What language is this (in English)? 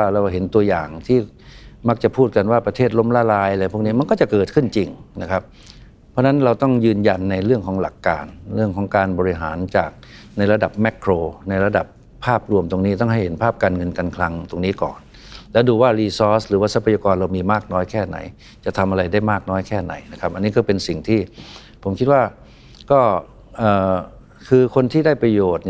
Thai